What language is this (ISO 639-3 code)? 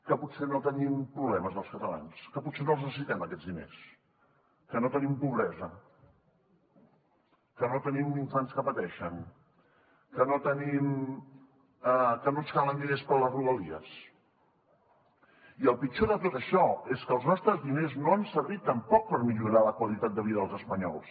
cat